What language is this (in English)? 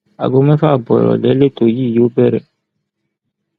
Yoruba